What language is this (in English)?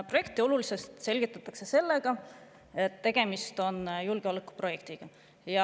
Estonian